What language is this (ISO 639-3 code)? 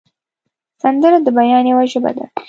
pus